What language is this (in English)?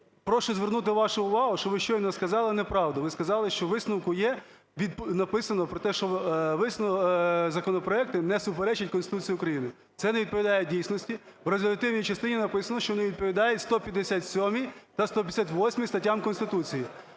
Ukrainian